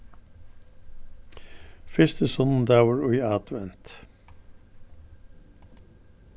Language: Faroese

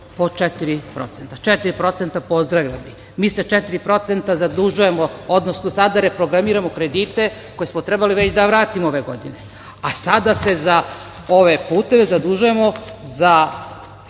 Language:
Serbian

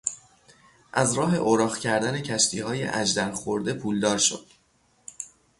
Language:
Persian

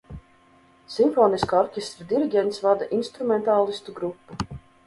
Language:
Latvian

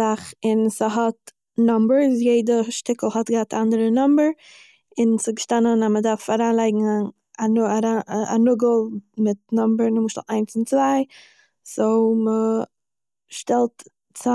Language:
Yiddish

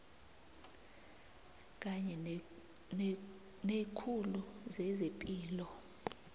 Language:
South Ndebele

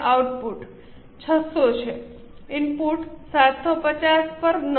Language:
Gujarati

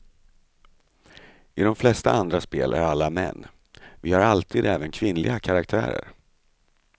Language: Swedish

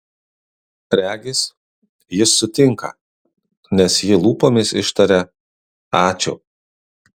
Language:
Lithuanian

